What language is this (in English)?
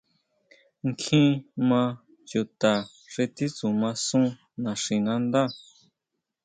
Huautla Mazatec